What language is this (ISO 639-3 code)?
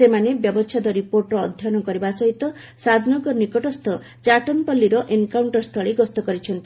ori